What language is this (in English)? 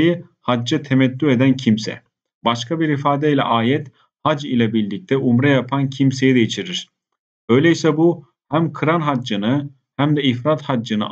Turkish